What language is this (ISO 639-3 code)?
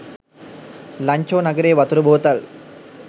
sin